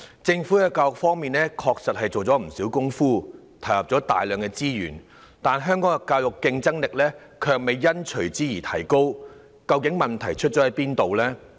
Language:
Cantonese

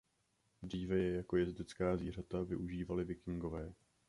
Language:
Czech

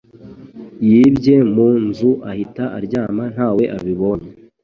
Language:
Kinyarwanda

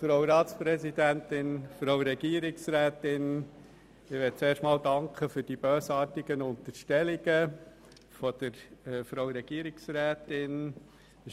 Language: Swiss German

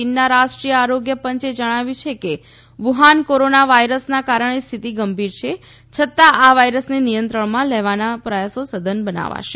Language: Gujarati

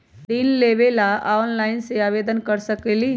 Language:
Magahi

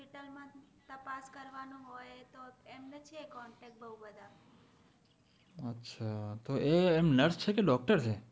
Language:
Gujarati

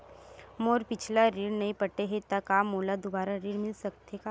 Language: Chhattisgarhi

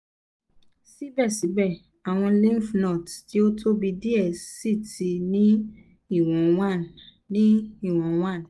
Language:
Yoruba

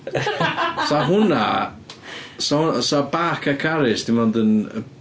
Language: Welsh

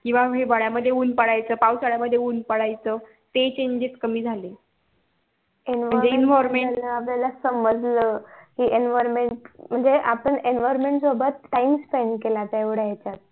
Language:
Marathi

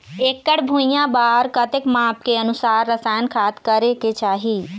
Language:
Chhattisgarhi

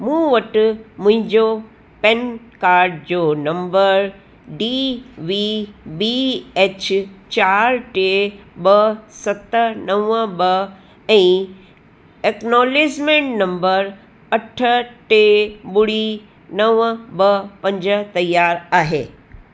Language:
Sindhi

